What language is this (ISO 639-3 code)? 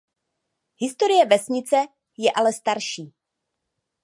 ces